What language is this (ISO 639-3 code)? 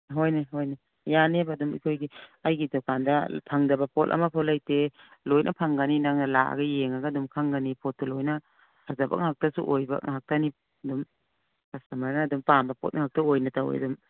mni